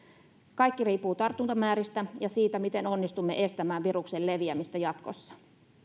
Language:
Finnish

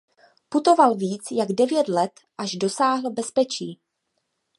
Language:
Czech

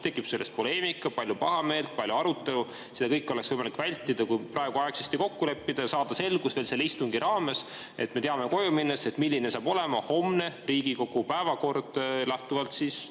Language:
Estonian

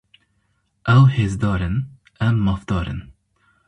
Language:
Kurdish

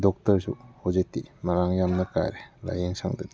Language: Manipuri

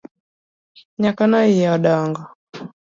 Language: Luo (Kenya and Tanzania)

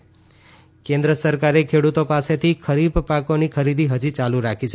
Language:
Gujarati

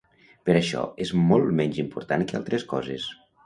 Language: Catalan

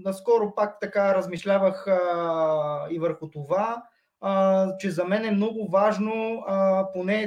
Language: Bulgarian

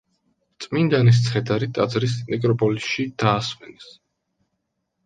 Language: Georgian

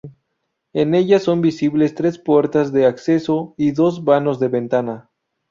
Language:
Spanish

